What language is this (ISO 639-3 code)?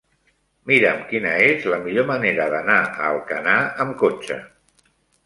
cat